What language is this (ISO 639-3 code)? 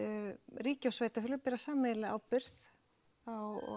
isl